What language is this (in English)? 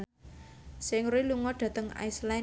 Javanese